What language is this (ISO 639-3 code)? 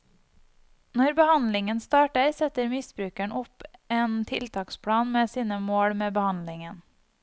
nor